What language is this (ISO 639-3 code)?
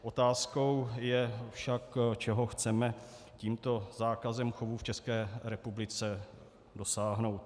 ces